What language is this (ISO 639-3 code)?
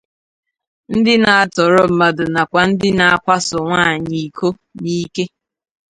ibo